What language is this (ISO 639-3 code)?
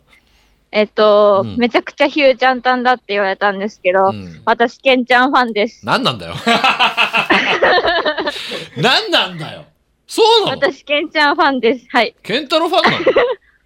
jpn